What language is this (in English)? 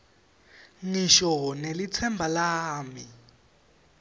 Swati